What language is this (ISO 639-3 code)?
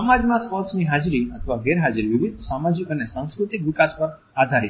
guj